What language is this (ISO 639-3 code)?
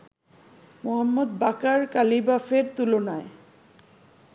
ben